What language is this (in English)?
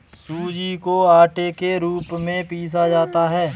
Hindi